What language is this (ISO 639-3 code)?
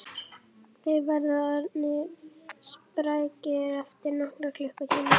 isl